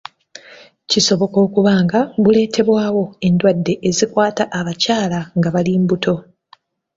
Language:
Ganda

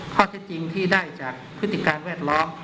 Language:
Thai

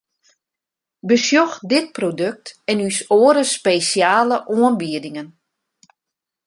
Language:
Western Frisian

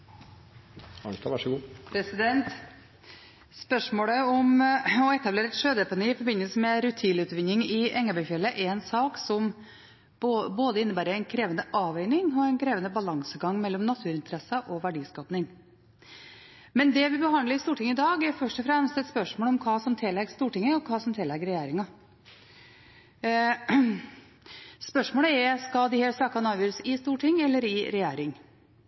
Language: Norwegian Bokmål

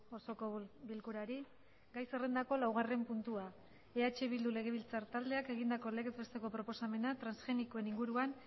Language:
Basque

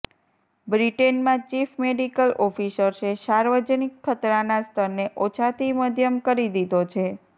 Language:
Gujarati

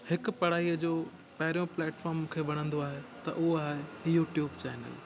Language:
Sindhi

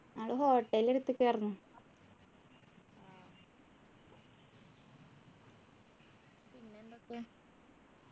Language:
Malayalam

